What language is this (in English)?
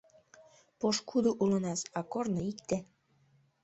Mari